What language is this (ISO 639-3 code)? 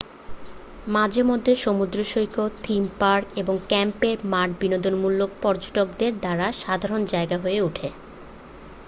ben